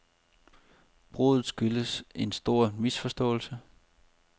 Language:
Danish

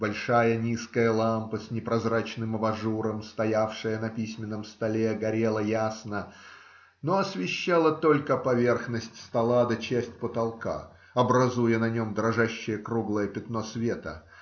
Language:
Russian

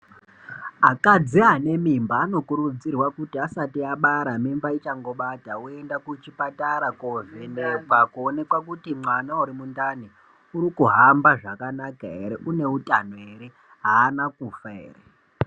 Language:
Ndau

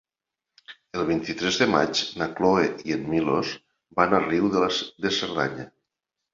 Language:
Catalan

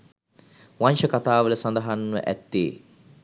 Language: Sinhala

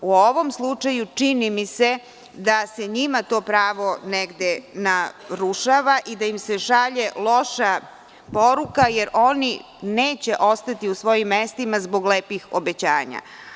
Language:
Serbian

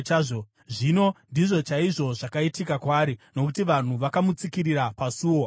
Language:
Shona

